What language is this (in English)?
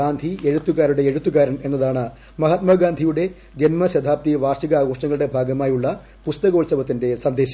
Malayalam